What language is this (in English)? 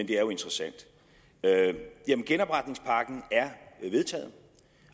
Danish